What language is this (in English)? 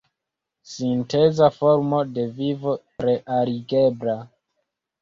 Esperanto